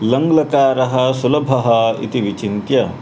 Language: Sanskrit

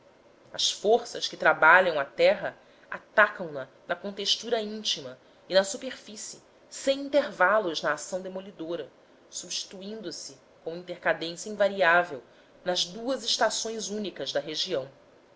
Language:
Portuguese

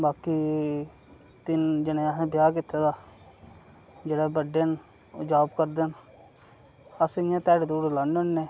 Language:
Dogri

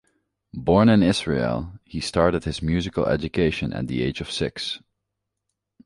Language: English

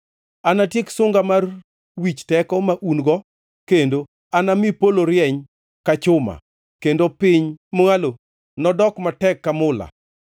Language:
Luo (Kenya and Tanzania)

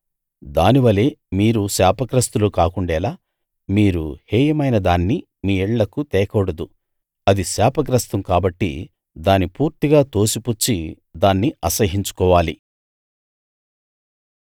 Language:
Telugu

